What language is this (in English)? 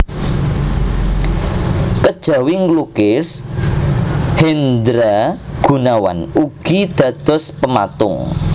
Javanese